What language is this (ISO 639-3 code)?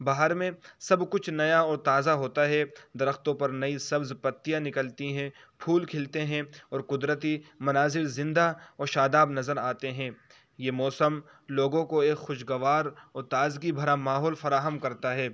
urd